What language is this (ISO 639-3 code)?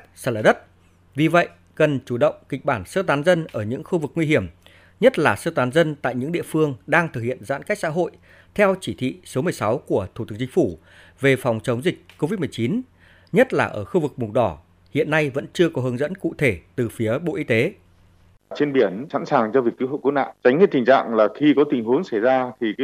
vie